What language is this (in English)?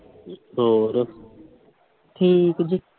Punjabi